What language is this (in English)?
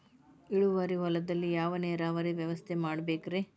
Kannada